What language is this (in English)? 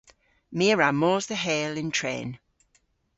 Cornish